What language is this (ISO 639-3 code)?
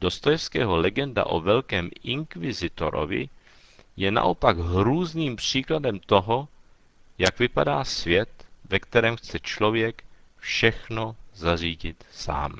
ces